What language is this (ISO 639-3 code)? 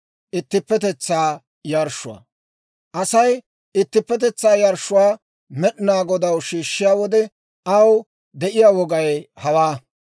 dwr